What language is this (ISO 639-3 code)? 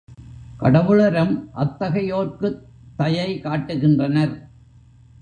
tam